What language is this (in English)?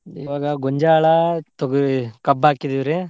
Kannada